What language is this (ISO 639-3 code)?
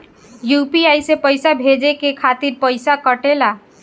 bho